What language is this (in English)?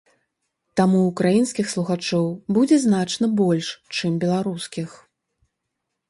Belarusian